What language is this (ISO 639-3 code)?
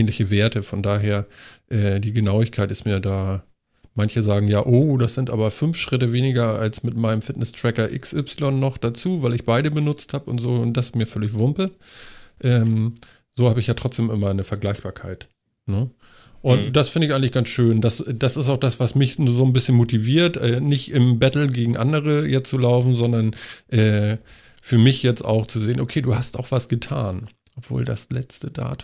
deu